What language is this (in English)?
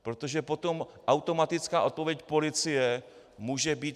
Czech